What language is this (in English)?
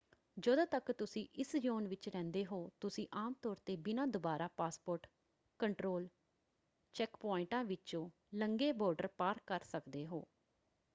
Punjabi